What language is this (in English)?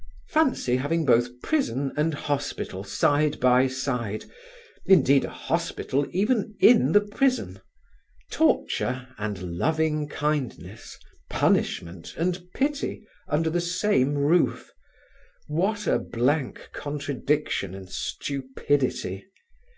English